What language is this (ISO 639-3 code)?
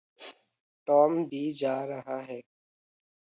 hin